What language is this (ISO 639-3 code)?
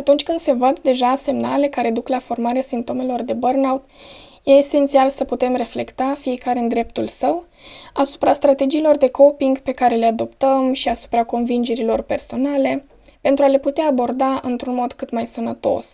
ron